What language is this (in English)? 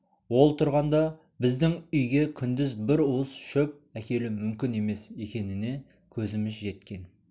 Kazakh